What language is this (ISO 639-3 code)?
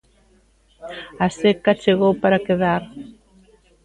glg